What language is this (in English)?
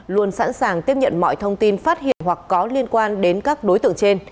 Vietnamese